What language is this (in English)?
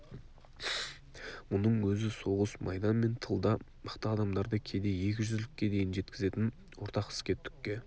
Kazakh